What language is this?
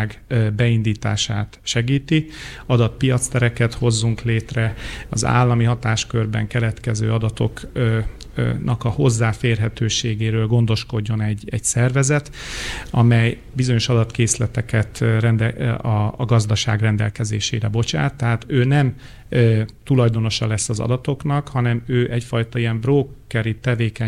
Hungarian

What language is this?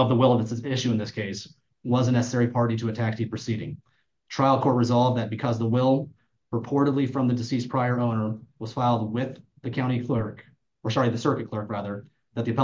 English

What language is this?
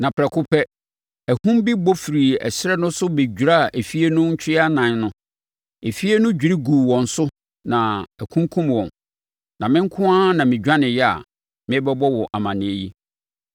Akan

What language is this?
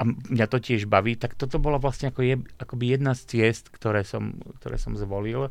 Slovak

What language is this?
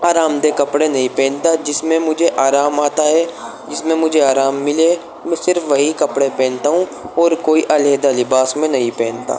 Urdu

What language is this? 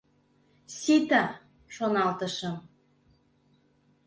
Mari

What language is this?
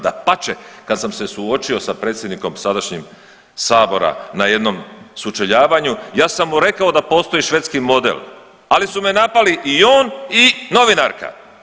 Croatian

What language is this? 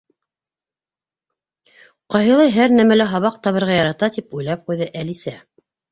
Bashkir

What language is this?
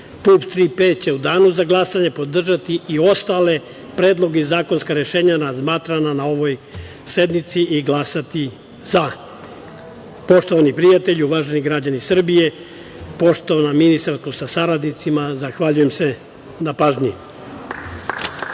Serbian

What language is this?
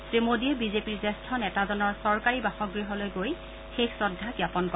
Assamese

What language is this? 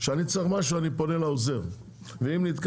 Hebrew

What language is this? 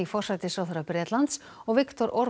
Icelandic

